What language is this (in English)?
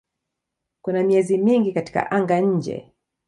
Swahili